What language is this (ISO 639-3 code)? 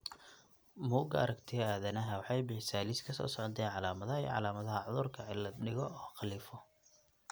som